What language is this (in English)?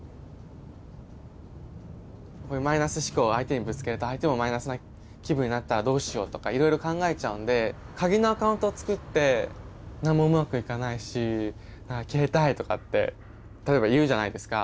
Japanese